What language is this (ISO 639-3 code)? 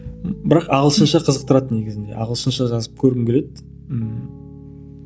kaz